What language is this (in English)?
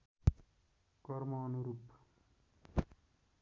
Nepali